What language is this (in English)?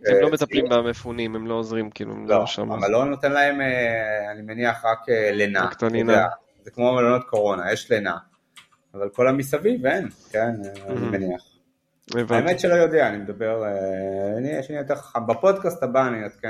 Hebrew